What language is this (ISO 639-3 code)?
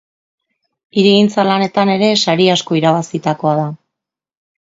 eus